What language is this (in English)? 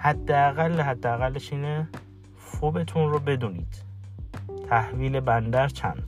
Persian